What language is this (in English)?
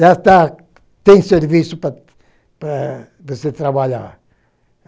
Portuguese